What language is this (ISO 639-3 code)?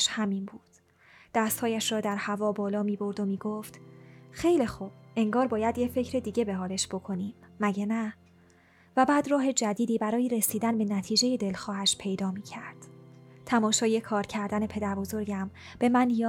fas